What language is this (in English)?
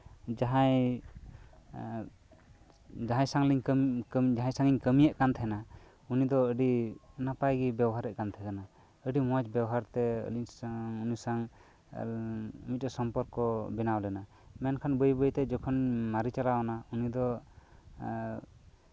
Santali